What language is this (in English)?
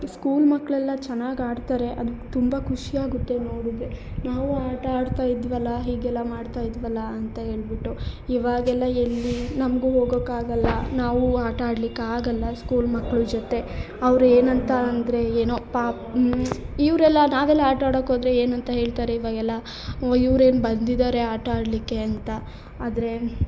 Kannada